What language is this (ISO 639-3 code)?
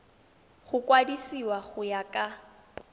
tsn